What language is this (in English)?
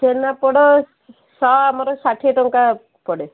Odia